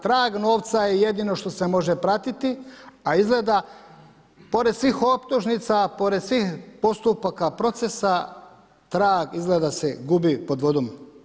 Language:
Croatian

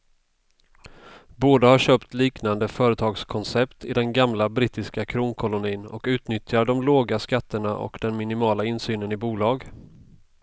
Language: Swedish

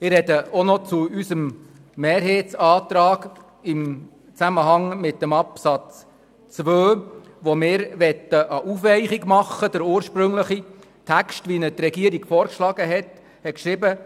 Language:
Swiss German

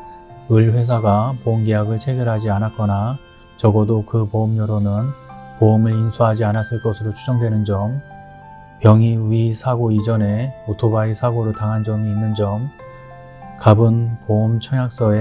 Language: Korean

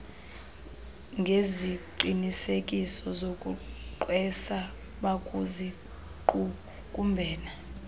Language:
Xhosa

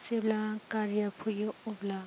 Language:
Bodo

